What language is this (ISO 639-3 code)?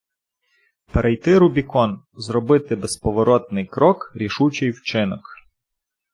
ukr